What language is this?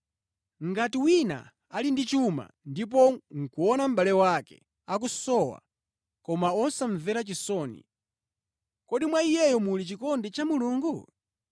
Nyanja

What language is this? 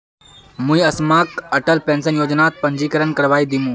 Magahi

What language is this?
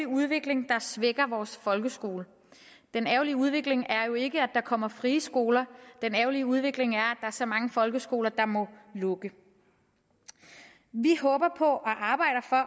Danish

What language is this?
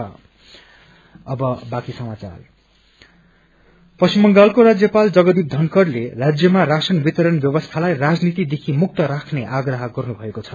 Nepali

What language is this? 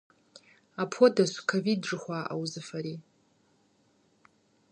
Kabardian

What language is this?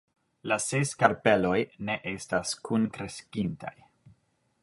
Esperanto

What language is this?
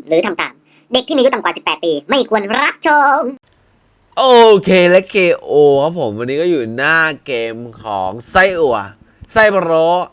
Thai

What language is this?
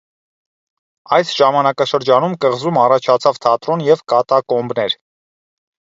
Armenian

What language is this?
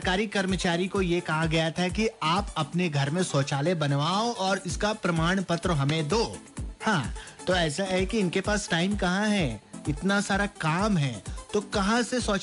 Hindi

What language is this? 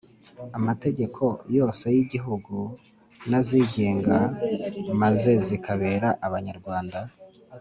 Kinyarwanda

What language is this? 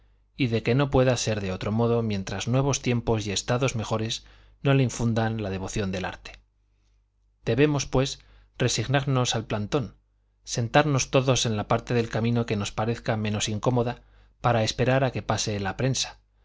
Spanish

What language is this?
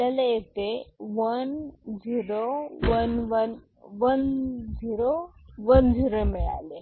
Marathi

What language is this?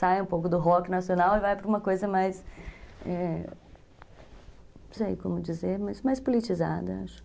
Portuguese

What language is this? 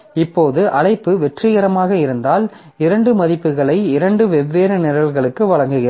Tamil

